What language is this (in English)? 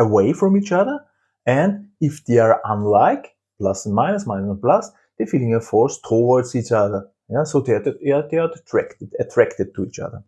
English